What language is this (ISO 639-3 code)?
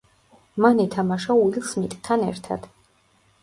kat